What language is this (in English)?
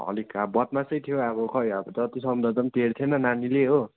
Nepali